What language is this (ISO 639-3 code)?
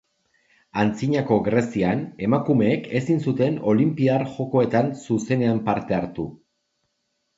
eus